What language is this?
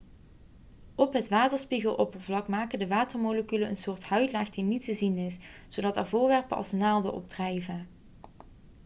Dutch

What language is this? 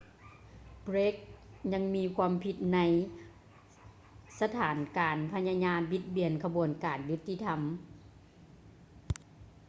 Lao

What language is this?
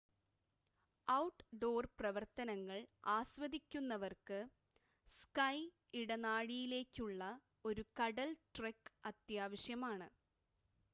Malayalam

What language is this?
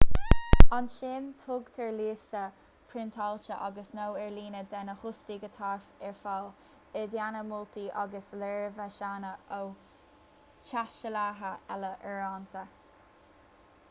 Irish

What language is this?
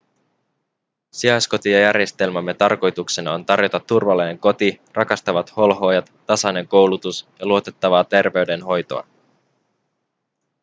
Finnish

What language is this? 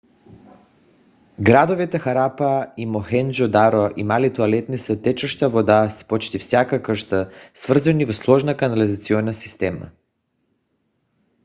Bulgarian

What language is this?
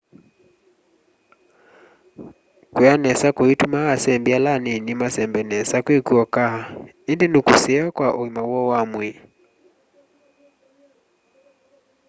Kamba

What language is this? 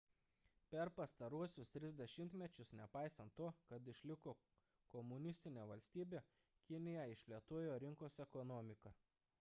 Lithuanian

